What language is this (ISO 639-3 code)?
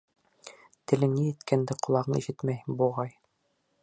bak